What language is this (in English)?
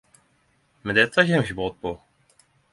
Norwegian Nynorsk